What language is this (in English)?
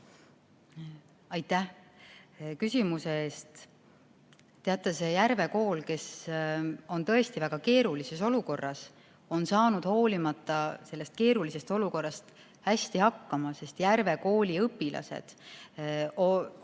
Estonian